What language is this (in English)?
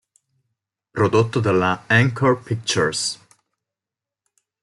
Italian